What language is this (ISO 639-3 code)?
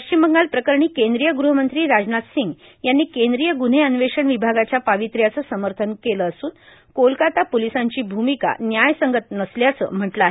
mar